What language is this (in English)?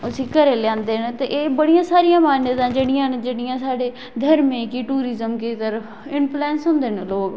Dogri